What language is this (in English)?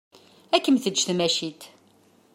Kabyle